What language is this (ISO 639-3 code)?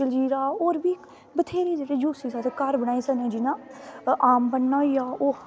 doi